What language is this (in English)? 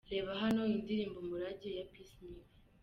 Kinyarwanda